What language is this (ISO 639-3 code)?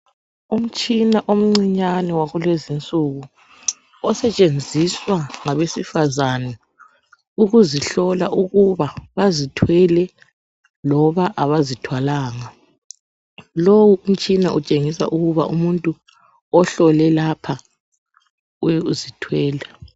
nde